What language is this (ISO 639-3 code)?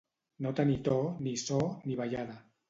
cat